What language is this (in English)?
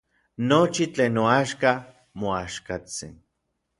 Orizaba Nahuatl